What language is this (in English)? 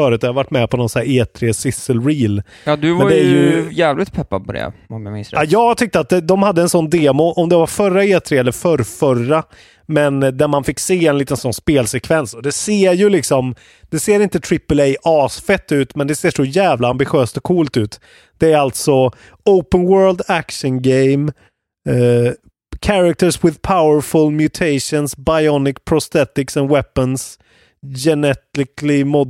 Swedish